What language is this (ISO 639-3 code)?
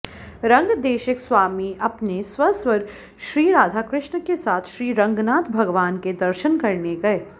san